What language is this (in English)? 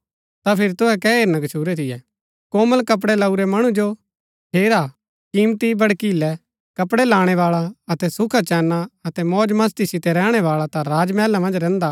Gaddi